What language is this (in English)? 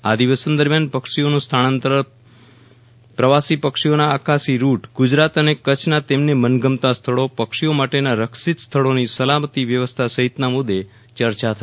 Gujarati